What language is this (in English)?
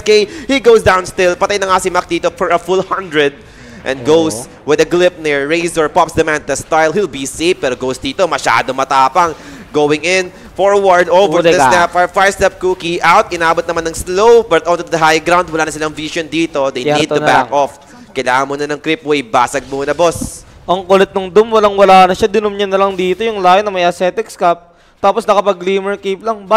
Filipino